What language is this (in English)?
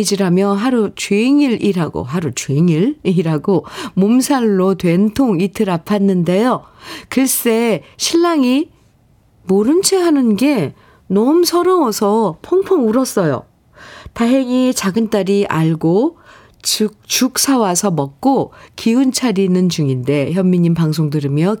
Korean